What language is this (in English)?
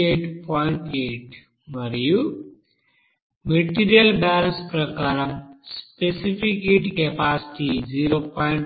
Telugu